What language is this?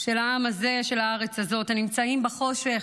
Hebrew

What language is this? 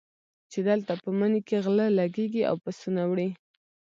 Pashto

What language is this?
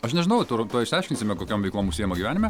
Lithuanian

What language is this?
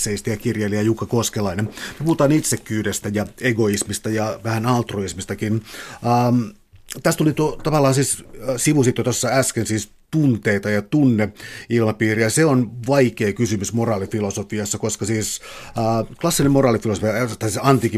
Finnish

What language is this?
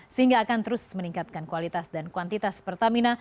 Indonesian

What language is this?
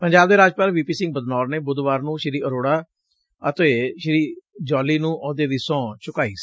Punjabi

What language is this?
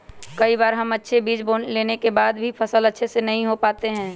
Magahi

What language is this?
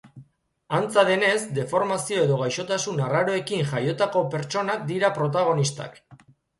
Basque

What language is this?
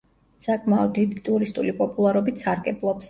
Georgian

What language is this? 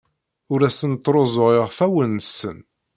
Kabyle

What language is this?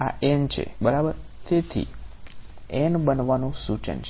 Gujarati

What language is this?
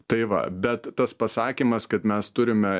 Lithuanian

